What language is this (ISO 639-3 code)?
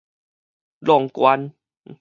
nan